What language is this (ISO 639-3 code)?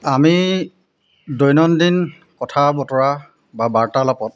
asm